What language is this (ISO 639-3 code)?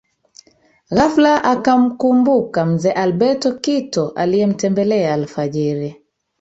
swa